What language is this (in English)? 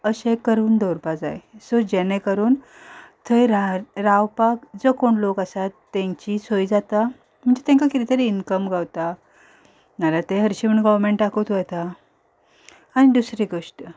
Konkani